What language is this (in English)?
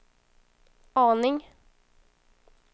Swedish